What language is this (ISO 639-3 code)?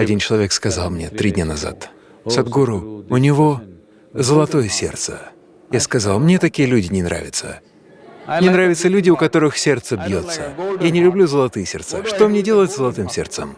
rus